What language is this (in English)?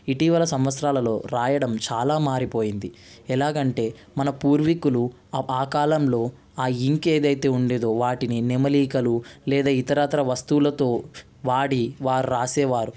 Telugu